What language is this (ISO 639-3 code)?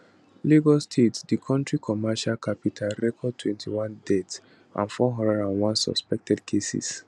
pcm